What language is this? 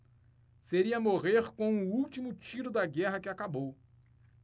Portuguese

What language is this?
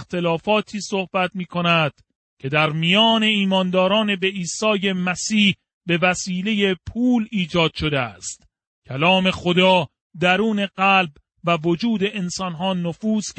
Persian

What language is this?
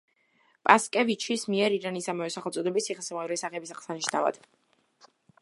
Georgian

